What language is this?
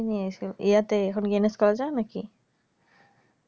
Bangla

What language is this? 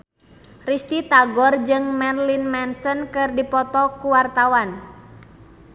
Sundanese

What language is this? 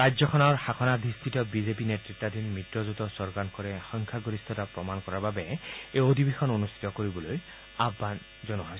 Assamese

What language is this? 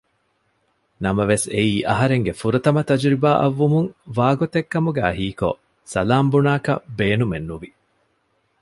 Divehi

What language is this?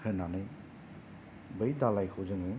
Bodo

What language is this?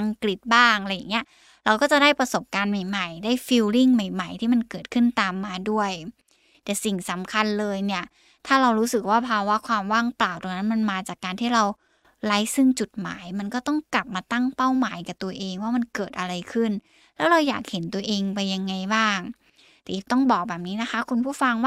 Thai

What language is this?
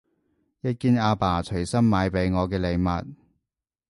Cantonese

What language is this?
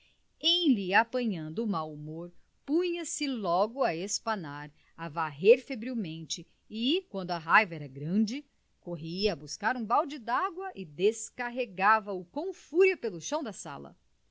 Portuguese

